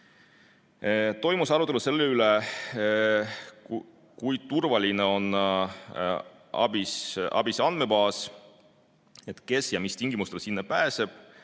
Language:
Estonian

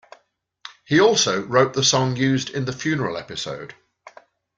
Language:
English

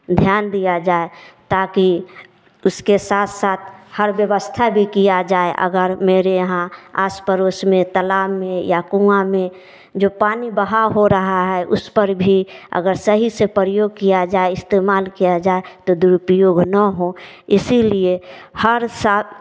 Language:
Hindi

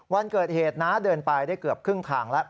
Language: Thai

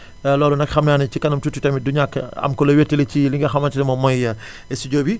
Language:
Wolof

